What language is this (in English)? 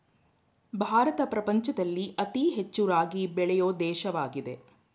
Kannada